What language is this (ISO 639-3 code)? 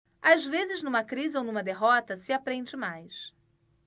por